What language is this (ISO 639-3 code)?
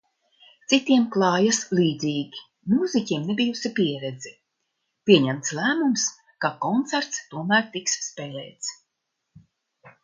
lav